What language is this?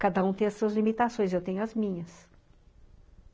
Portuguese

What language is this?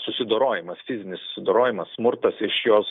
Lithuanian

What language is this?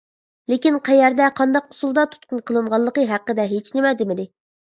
Uyghur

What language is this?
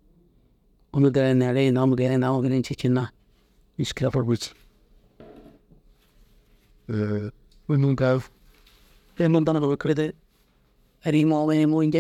Dazaga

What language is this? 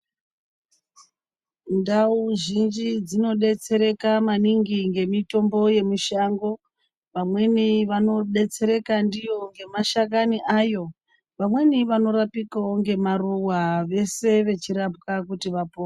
Ndau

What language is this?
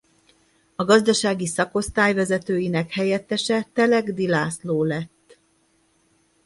Hungarian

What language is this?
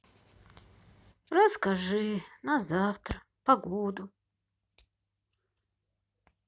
Russian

